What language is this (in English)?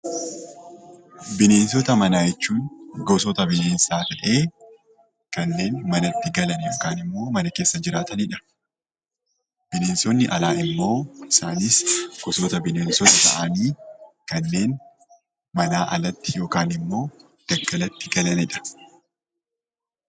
Oromo